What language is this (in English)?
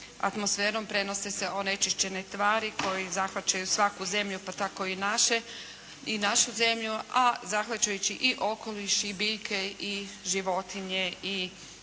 Croatian